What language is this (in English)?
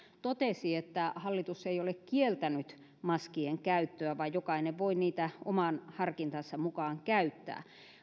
Finnish